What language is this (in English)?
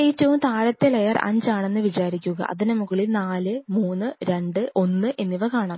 Malayalam